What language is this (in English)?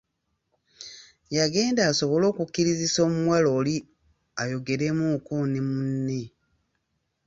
Ganda